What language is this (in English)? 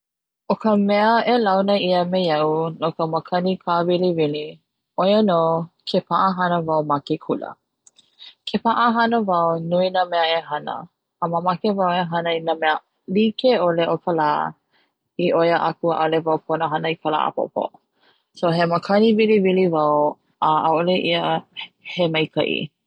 Hawaiian